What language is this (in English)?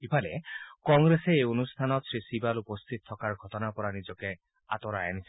Assamese